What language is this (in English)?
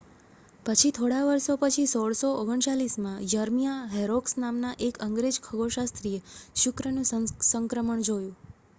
Gujarati